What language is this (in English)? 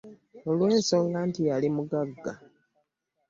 Ganda